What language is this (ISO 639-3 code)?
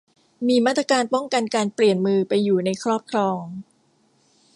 tha